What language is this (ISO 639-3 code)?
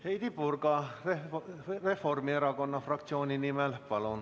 est